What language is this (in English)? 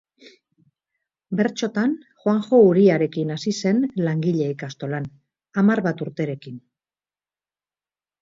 Basque